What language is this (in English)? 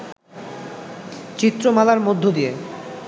Bangla